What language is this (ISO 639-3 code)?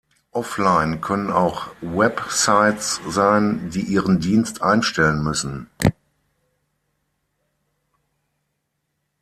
deu